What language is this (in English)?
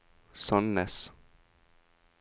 Norwegian